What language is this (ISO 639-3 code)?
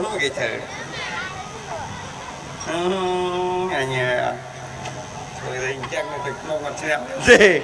tha